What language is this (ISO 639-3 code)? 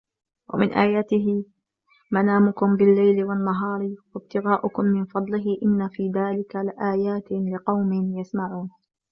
ara